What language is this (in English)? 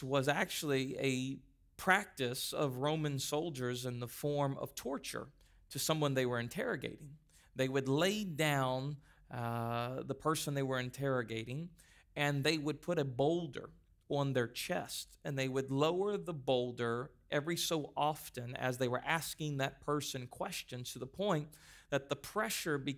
English